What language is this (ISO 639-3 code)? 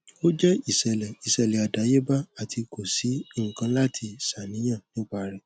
yor